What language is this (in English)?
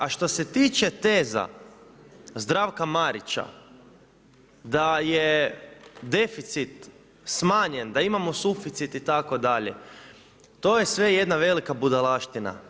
Croatian